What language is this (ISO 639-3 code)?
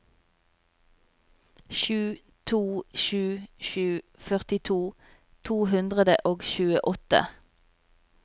nor